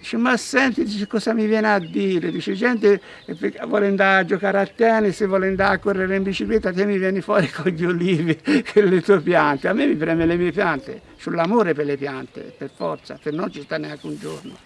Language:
Italian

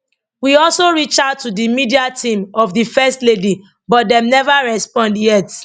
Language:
Nigerian Pidgin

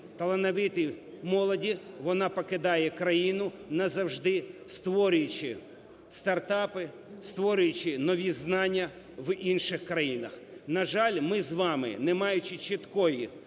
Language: Ukrainian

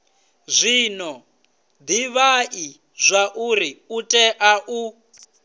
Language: Venda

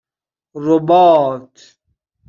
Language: Persian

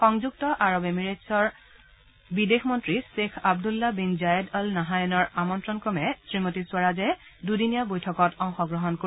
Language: Assamese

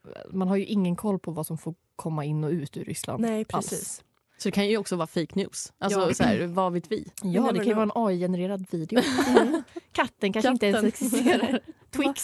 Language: Swedish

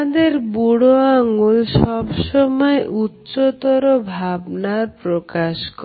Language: Bangla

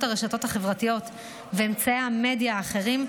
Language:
Hebrew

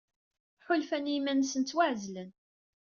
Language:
Kabyle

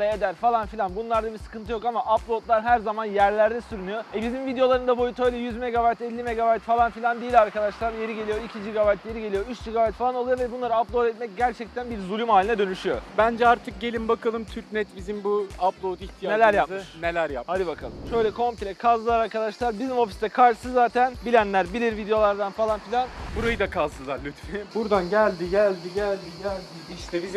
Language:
Turkish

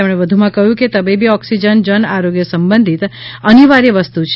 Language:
Gujarati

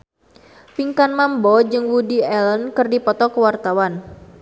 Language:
Sundanese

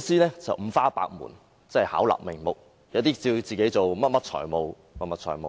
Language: Cantonese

